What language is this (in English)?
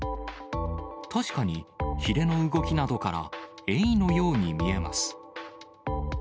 Japanese